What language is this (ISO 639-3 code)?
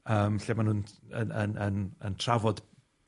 cym